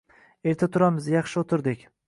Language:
Uzbek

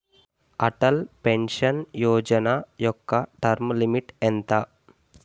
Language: Telugu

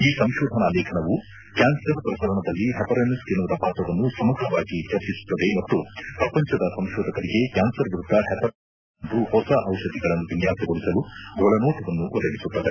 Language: Kannada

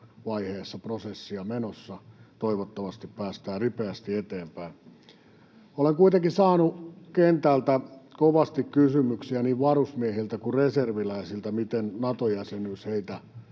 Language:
Finnish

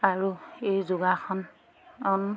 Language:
Assamese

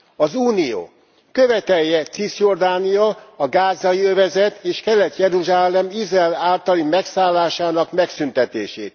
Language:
Hungarian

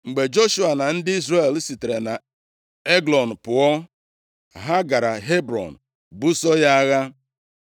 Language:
Igbo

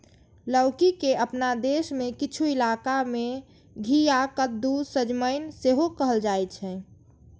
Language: Maithili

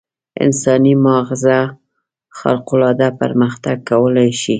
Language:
Pashto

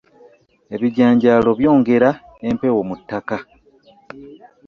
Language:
Ganda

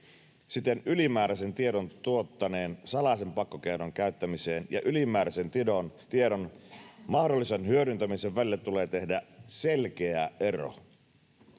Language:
Finnish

